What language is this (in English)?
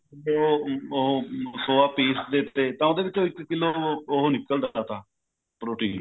Punjabi